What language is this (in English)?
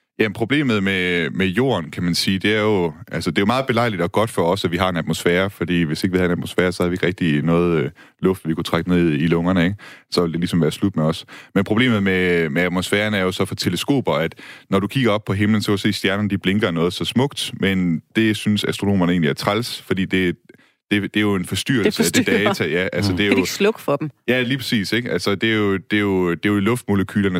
Danish